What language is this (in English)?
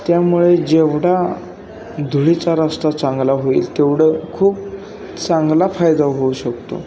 Marathi